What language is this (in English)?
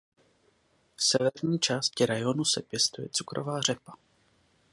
Czech